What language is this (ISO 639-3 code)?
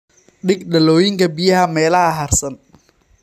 som